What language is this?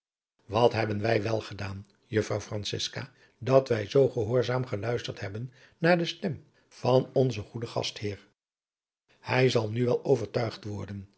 Dutch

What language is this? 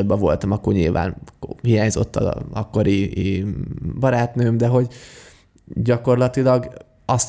Hungarian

